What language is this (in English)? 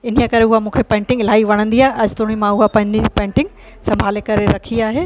Sindhi